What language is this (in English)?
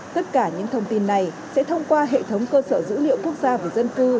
Vietnamese